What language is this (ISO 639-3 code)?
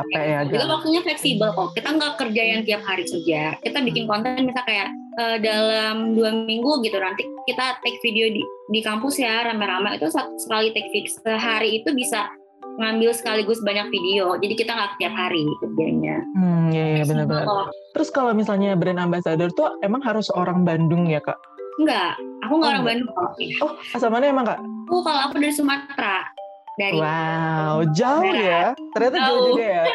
ind